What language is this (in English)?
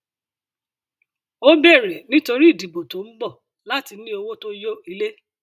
Yoruba